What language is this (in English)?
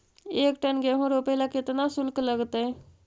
Magahi